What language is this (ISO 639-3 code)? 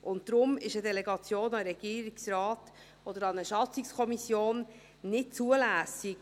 gsw